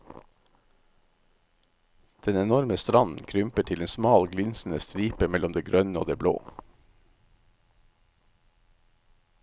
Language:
Norwegian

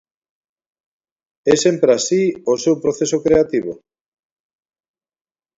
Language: Galician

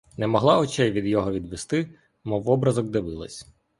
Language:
Ukrainian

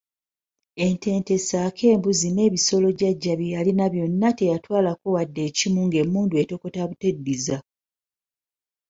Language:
Ganda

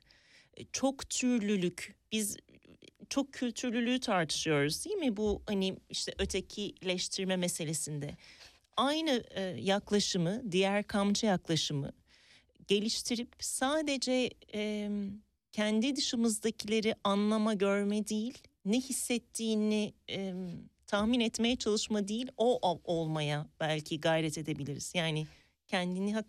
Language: Turkish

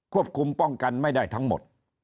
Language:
Thai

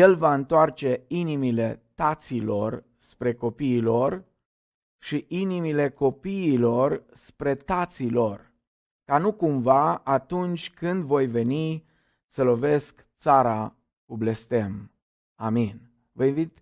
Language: Romanian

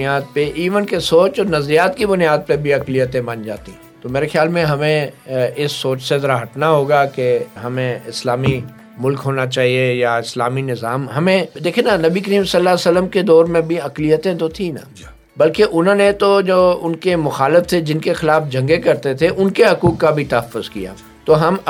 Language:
Urdu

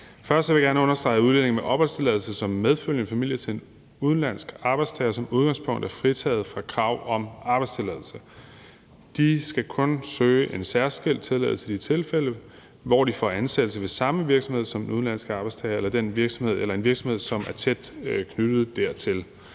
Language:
Danish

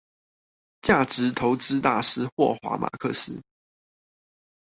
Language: Chinese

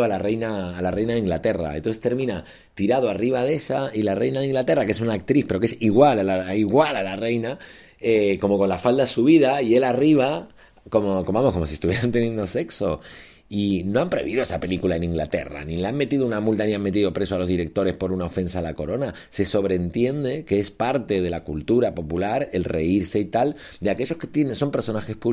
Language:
Spanish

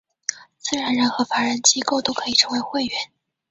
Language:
Chinese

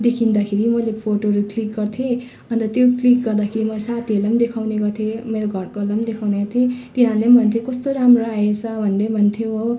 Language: Nepali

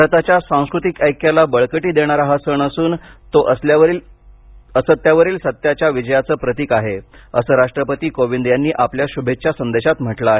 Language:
Marathi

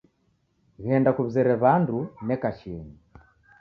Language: Taita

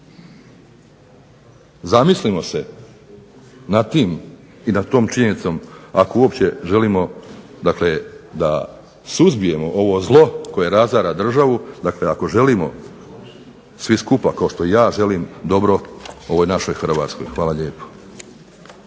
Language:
Croatian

